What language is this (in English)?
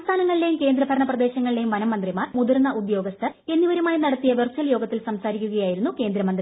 Malayalam